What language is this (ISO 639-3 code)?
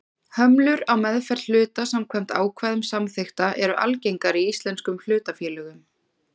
isl